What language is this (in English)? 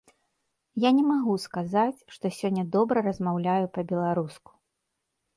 Belarusian